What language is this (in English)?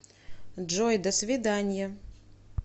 Russian